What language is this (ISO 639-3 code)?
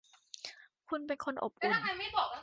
tha